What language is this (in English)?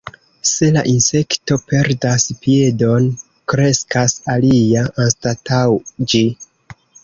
Esperanto